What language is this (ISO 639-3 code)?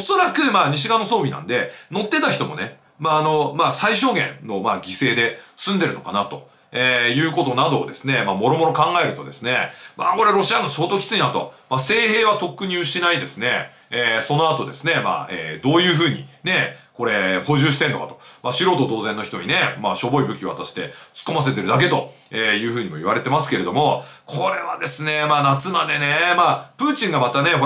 jpn